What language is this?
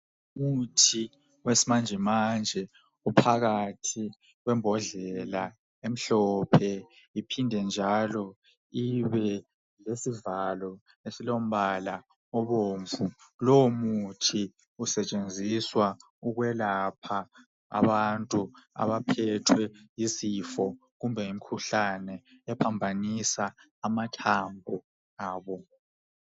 North Ndebele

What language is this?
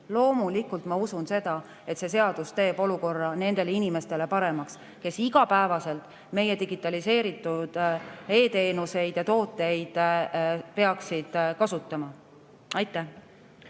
Estonian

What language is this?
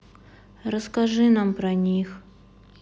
Russian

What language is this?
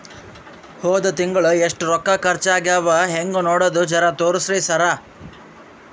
Kannada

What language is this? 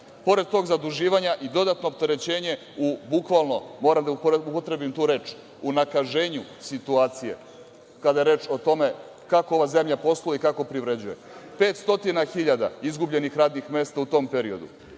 Serbian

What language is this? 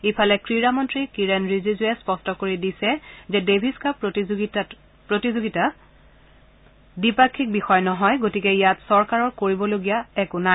Assamese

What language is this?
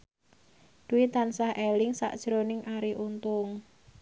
Javanese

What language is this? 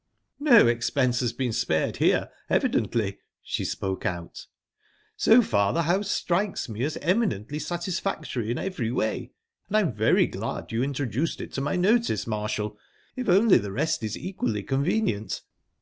English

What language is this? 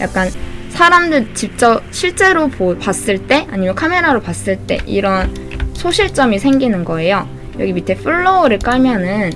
Korean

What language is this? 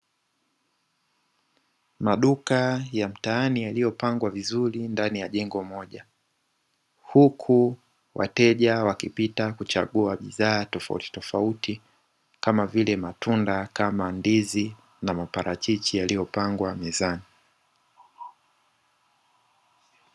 Swahili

